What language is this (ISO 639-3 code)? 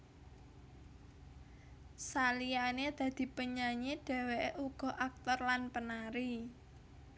jav